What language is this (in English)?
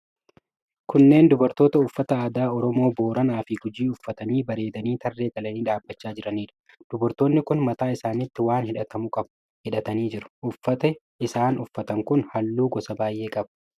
Oromo